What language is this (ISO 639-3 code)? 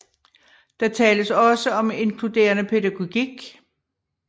dan